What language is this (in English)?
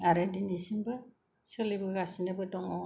Bodo